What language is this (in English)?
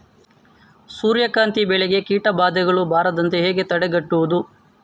Kannada